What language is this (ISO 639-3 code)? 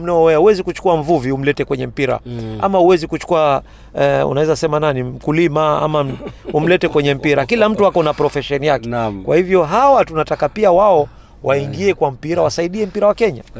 swa